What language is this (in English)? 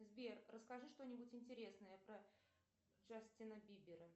Russian